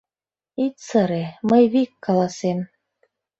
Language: Mari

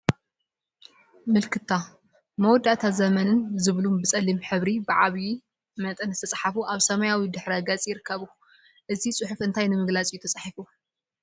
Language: Tigrinya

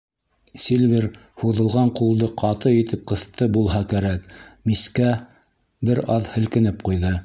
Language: Bashkir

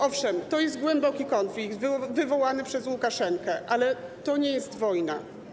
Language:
Polish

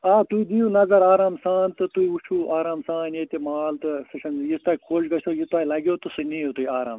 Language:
Kashmiri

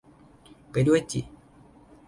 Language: Thai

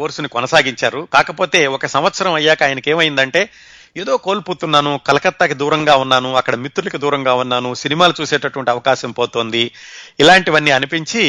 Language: Telugu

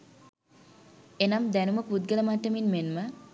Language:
Sinhala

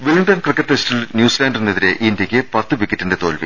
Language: Malayalam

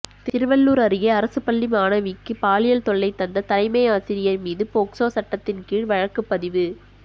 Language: Tamil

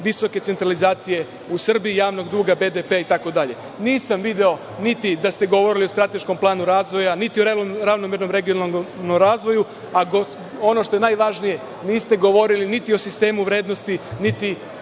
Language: Serbian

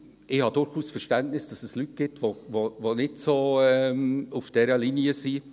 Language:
Swiss German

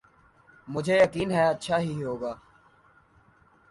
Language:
Urdu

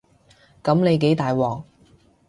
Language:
Cantonese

